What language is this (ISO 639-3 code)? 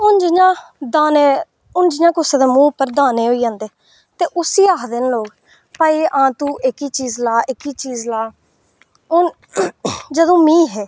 doi